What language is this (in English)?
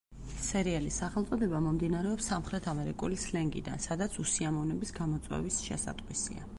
Georgian